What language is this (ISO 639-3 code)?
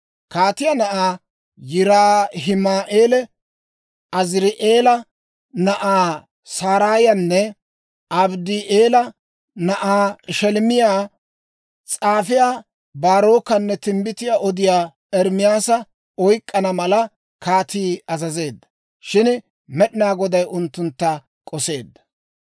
dwr